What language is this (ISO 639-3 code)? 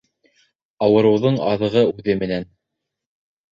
bak